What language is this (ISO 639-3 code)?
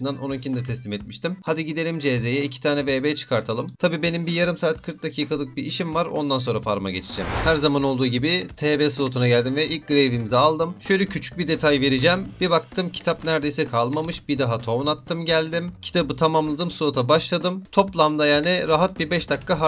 tur